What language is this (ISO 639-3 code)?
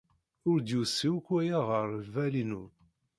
kab